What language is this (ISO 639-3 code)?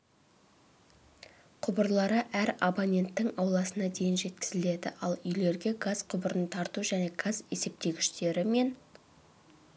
kaz